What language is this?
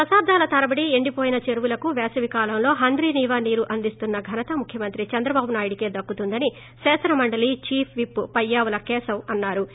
Telugu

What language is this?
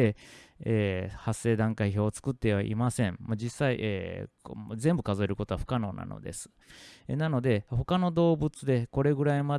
Japanese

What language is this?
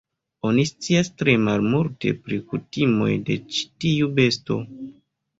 Esperanto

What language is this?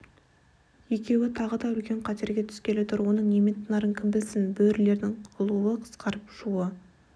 Kazakh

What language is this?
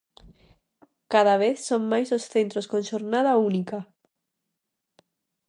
Galician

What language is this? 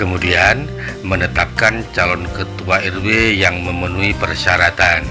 Indonesian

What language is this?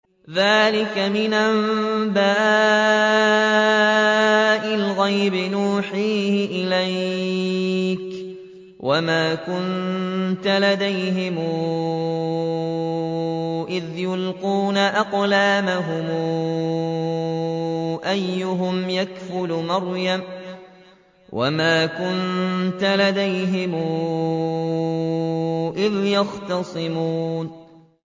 Arabic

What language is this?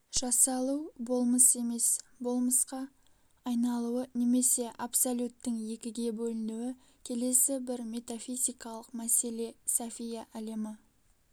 Kazakh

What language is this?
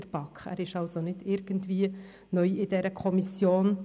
Swiss German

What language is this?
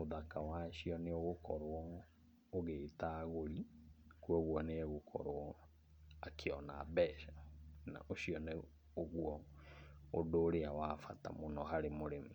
Kikuyu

